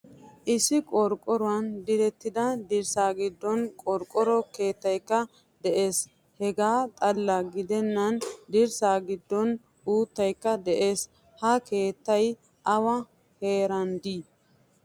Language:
Wolaytta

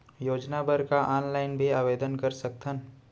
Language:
Chhattisgarhi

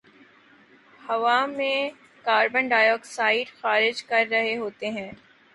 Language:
Urdu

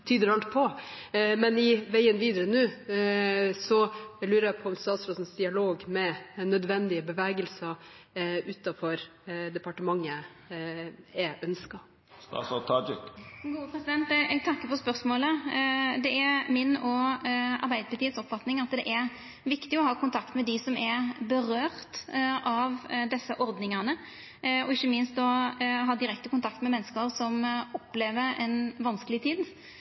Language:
Norwegian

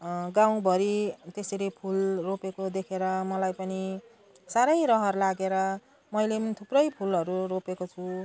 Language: Nepali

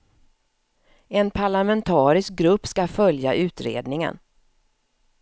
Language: Swedish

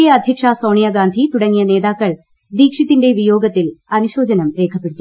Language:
Malayalam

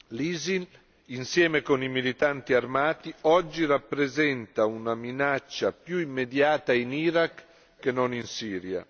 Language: Italian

